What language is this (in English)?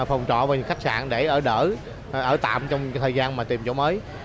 Vietnamese